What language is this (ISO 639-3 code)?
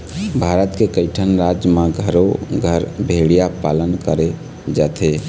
hne